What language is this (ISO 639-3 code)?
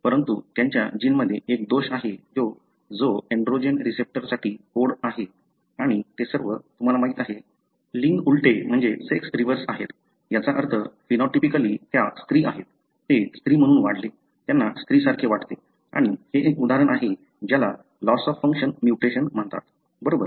mar